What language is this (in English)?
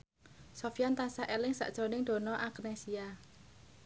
Javanese